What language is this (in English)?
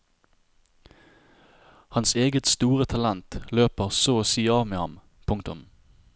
Norwegian